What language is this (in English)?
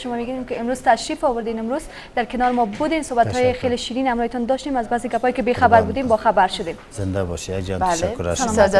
Persian